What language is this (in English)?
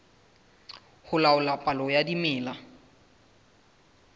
Southern Sotho